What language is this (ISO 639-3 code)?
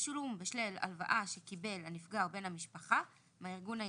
heb